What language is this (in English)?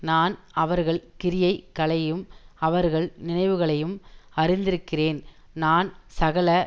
Tamil